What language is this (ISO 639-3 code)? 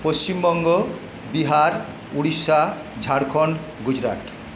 ben